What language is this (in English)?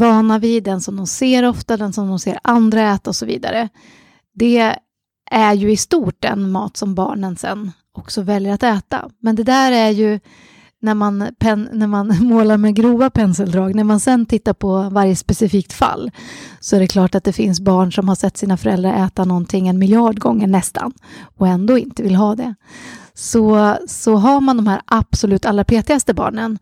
Swedish